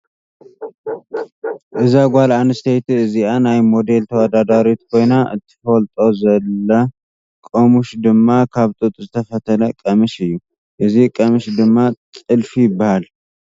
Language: Tigrinya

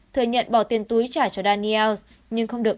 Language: Vietnamese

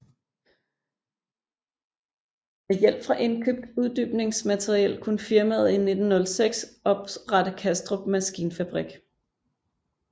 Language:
Danish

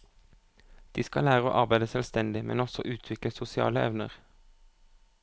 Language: Norwegian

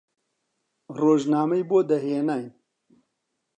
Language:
Central Kurdish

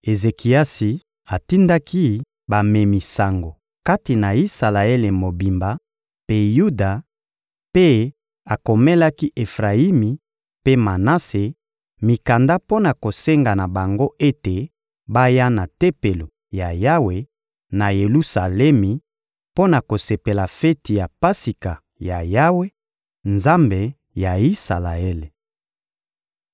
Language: Lingala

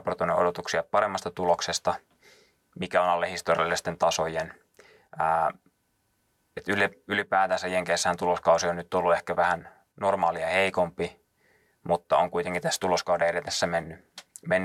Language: Finnish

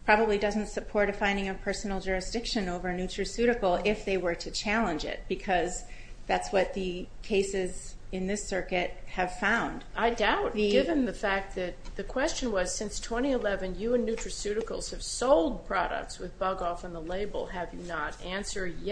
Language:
English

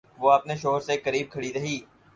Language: Urdu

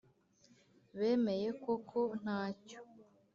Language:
Kinyarwanda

